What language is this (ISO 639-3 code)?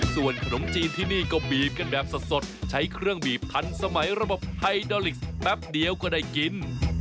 tha